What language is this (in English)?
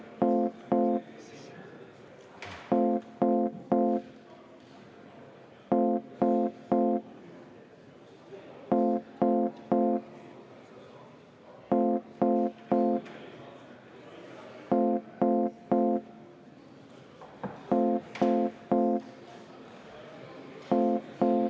Estonian